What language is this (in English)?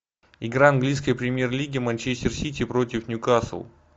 Russian